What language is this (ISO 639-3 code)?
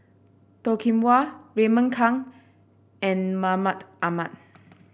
eng